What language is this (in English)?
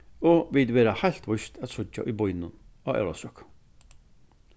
Faroese